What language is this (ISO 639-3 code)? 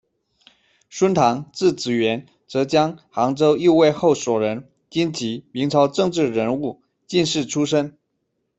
zho